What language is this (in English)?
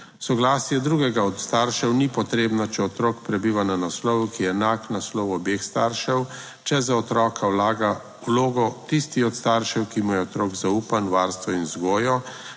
Slovenian